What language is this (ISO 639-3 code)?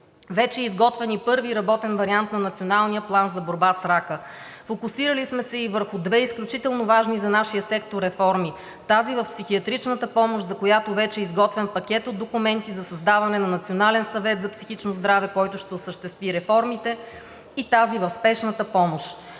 bul